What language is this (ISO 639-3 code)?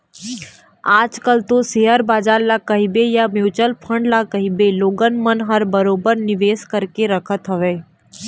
hne